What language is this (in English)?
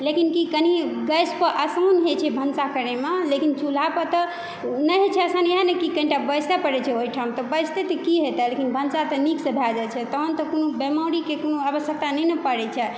Maithili